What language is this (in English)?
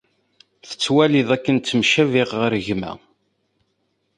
Kabyle